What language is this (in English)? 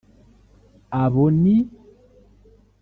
Kinyarwanda